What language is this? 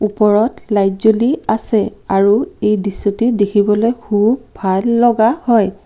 Assamese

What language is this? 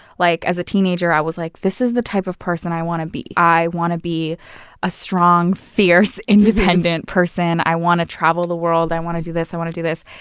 English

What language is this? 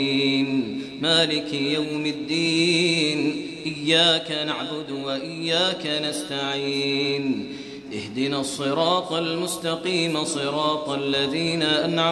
Arabic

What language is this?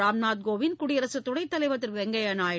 Tamil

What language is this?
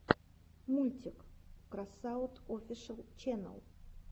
Russian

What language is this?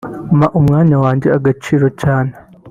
Kinyarwanda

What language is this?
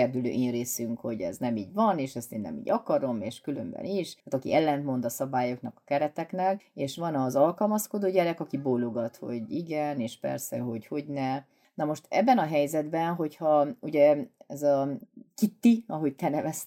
Hungarian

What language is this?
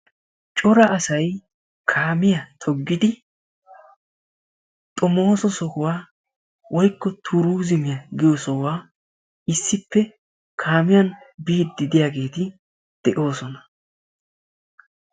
Wolaytta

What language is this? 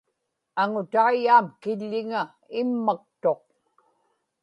Inupiaq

